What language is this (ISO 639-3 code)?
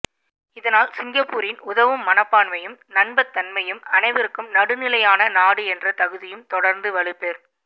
tam